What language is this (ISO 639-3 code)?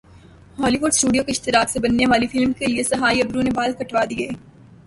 urd